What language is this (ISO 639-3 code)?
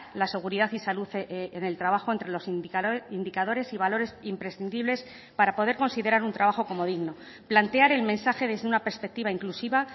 spa